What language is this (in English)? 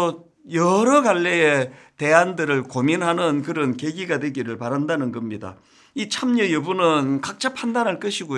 Korean